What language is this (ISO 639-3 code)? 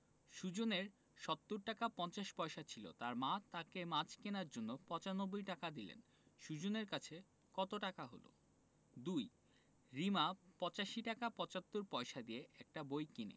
ben